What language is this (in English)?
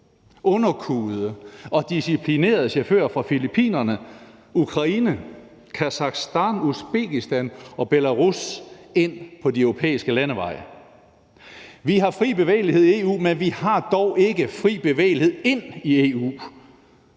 Danish